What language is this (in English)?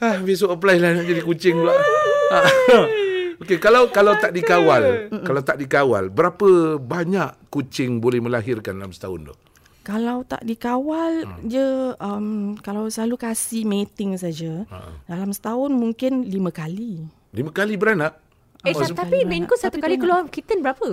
Malay